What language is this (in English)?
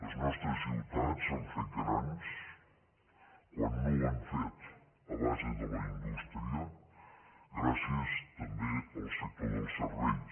Catalan